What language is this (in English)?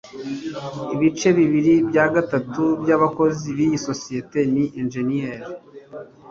Kinyarwanda